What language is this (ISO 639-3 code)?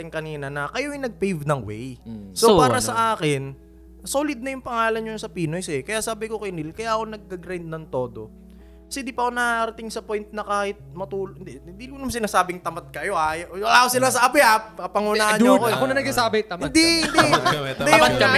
fil